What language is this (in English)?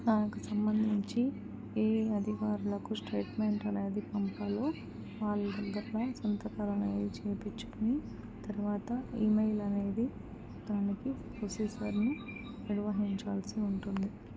Telugu